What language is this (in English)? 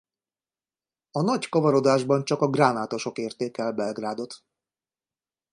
Hungarian